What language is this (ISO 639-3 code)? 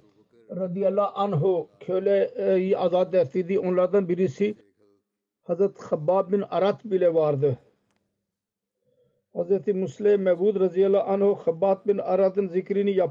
tur